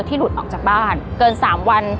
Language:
Thai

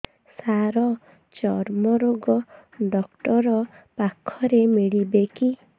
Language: Odia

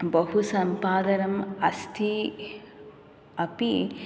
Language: Sanskrit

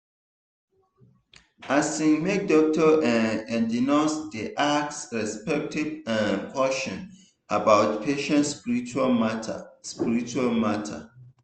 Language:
Nigerian Pidgin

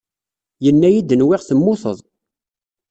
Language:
Kabyle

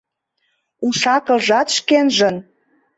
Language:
Mari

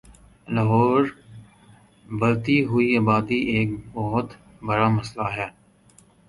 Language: Urdu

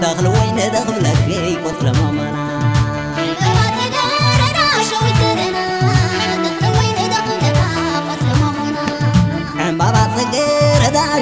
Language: Arabic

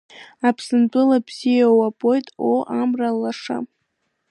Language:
Abkhazian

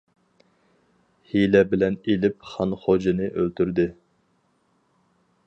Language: Uyghur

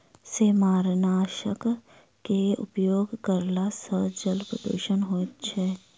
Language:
Maithili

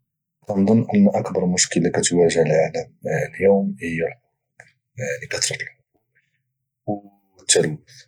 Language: Moroccan Arabic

